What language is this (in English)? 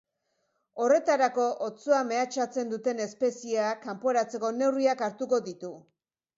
Basque